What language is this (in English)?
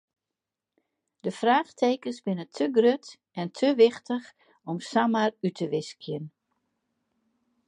Western Frisian